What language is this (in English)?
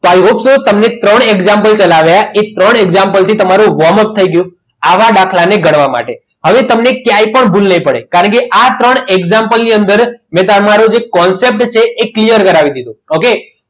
Gujarati